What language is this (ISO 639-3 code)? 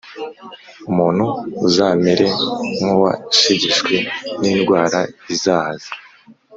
kin